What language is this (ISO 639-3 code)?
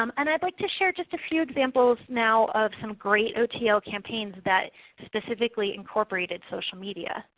eng